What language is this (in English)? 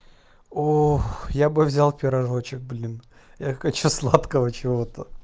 Russian